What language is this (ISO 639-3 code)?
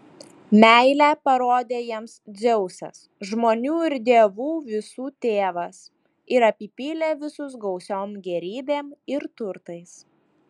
lit